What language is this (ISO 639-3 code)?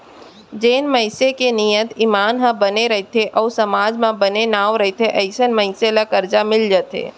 hne